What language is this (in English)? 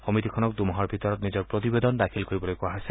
Assamese